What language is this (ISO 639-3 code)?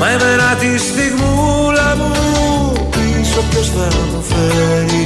ell